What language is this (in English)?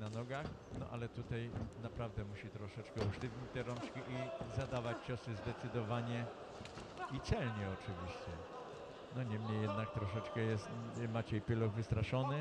Polish